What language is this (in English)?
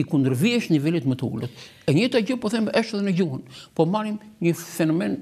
Romanian